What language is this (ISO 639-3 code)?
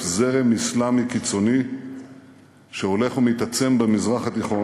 heb